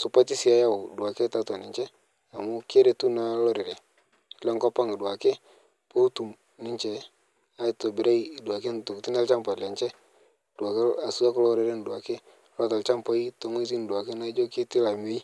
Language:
Masai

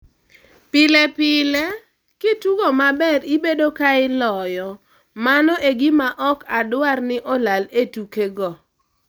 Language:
Luo (Kenya and Tanzania)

